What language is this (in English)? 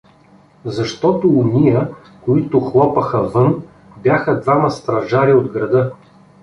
Bulgarian